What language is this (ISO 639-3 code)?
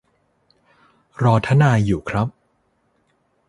tha